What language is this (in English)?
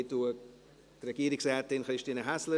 Swiss German